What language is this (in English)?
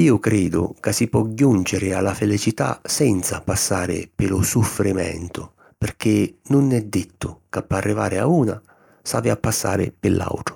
Sicilian